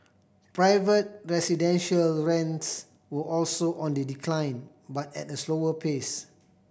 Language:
English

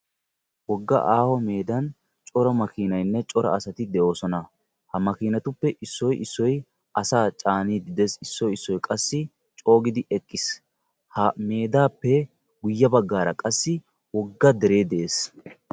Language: Wolaytta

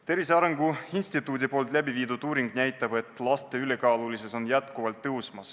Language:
Estonian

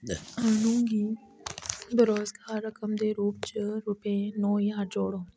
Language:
Dogri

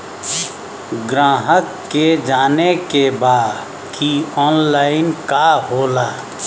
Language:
Bhojpuri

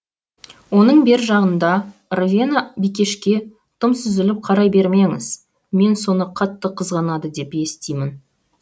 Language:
Kazakh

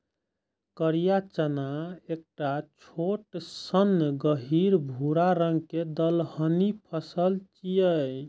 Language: Maithili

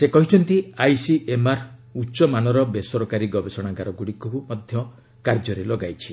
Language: Odia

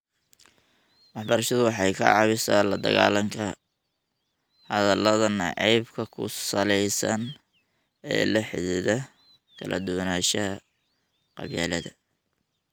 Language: Somali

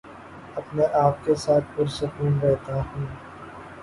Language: Urdu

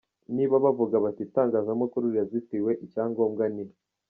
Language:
Kinyarwanda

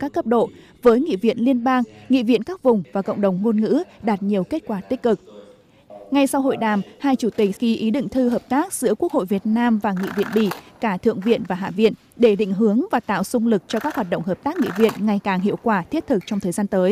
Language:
Vietnamese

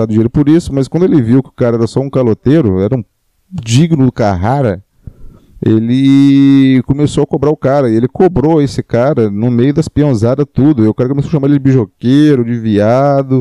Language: Portuguese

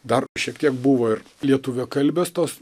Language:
Lithuanian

